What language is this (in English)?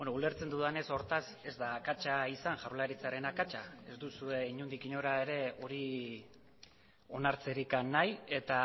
Basque